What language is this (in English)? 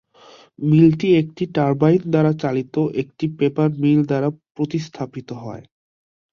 Bangla